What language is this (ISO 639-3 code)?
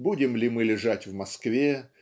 rus